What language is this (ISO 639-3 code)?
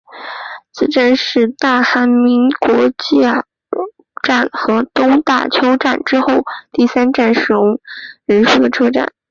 zho